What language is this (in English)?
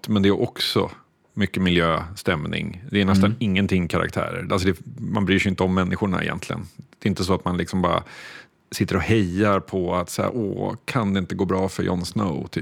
Swedish